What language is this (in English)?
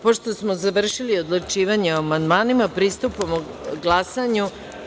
Serbian